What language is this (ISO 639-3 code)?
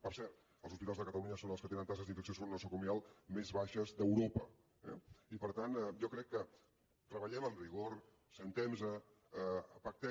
cat